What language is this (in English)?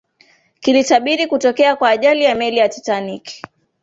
Swahili